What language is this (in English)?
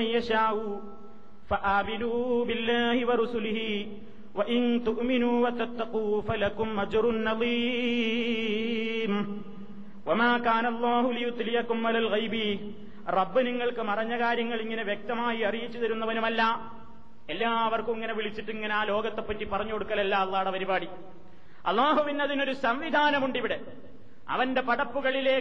Malayalam